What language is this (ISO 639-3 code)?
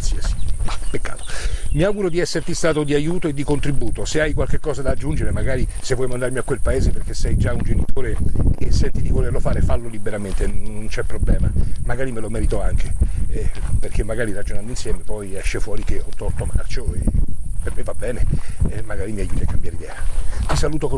ita